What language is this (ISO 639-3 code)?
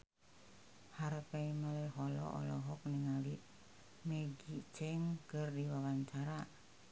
sun